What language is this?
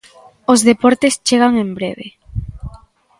Galician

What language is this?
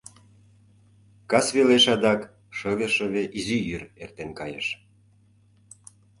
Mari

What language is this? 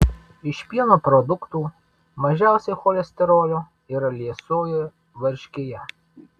Lithuanian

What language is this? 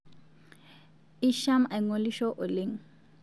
Masai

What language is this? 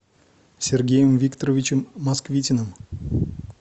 Russian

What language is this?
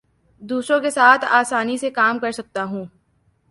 Urdu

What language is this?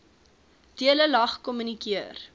Afrikaans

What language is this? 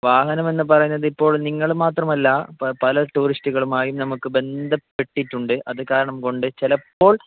Malayalam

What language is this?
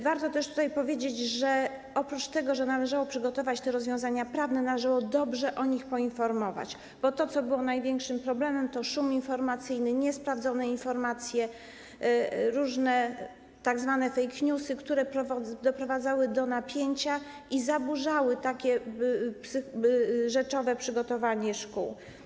Polish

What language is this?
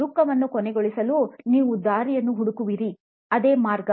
Kannada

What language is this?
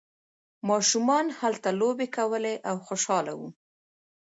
Pashto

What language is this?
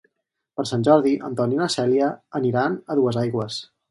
Catalan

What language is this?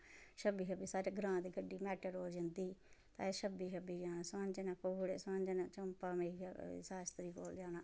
Dogri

